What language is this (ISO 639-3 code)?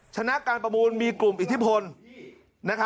tha